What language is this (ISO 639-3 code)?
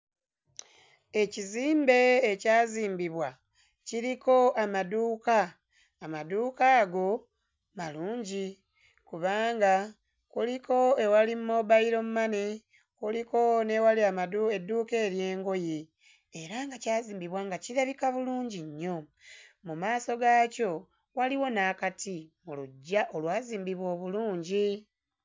lug